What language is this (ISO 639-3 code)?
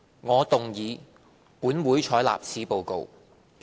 yue